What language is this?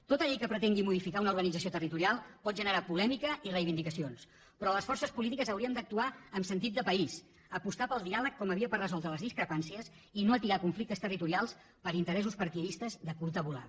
Catalan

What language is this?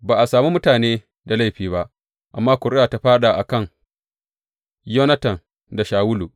Hausa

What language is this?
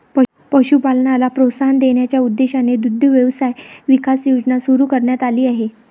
Marathi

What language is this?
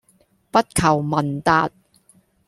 Cantonese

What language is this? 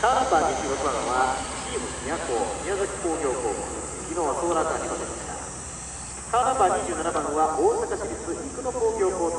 Japanese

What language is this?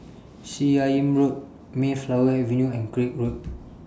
English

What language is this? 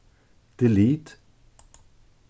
Faroese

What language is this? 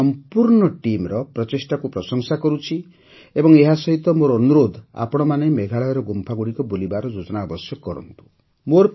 Odia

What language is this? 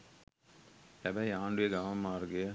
Sinhala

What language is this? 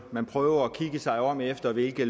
Danish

